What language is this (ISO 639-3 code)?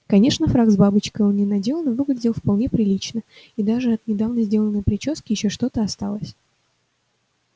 rus